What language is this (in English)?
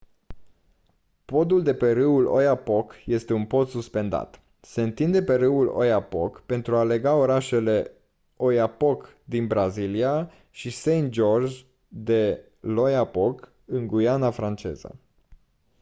Romanian